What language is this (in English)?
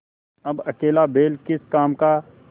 Hindi